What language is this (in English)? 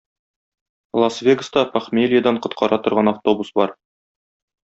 Tatar